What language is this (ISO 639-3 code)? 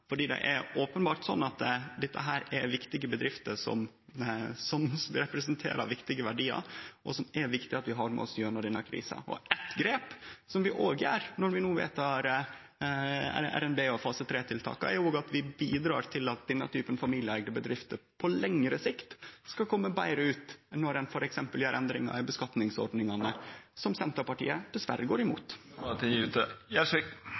nno